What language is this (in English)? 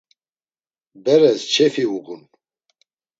Laz